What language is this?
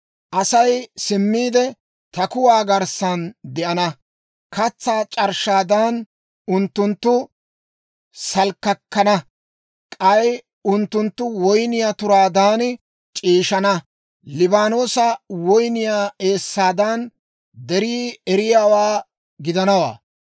Dawro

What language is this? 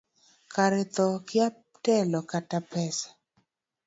Luo (Kenya and Tanzania)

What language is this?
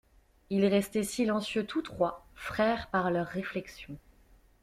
French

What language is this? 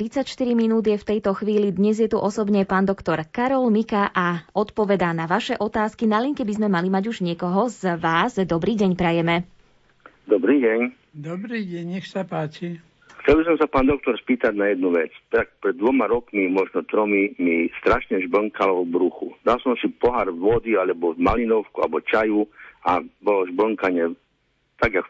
Slovak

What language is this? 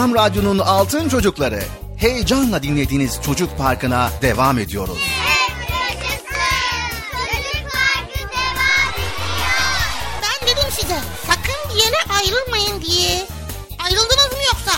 Turkish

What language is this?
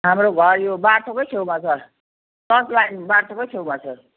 Nepali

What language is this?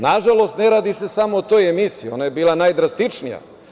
Serbian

